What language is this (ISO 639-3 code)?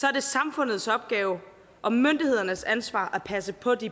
dan